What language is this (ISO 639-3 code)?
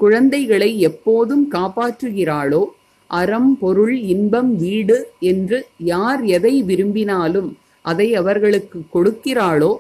tam